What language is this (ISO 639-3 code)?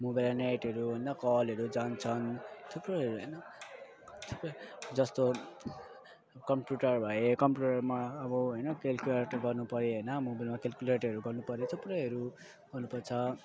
nep